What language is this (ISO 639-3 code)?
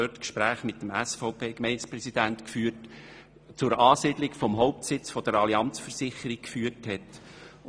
gsw